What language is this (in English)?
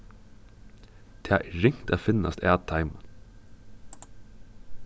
Faroese